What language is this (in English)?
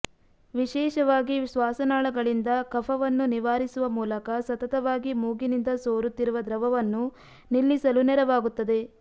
Kannada